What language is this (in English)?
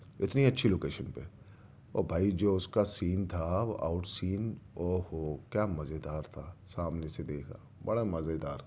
Urdu